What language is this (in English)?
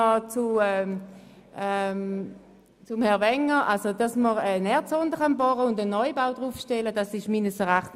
Swiss German